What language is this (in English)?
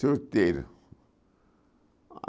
Portuguese